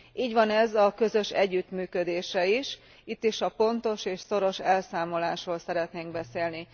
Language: Hungarian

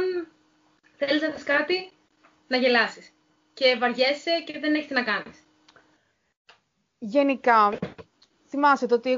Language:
Greek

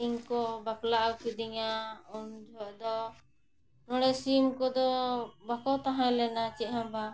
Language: Santali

